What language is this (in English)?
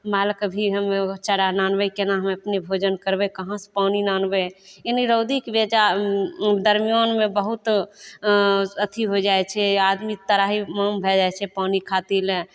Maithili